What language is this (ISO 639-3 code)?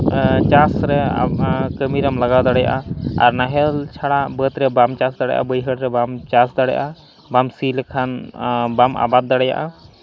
sat